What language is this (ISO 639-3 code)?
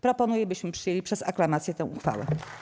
pol